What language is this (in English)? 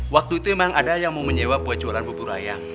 Indonesian